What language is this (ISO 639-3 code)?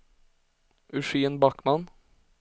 swe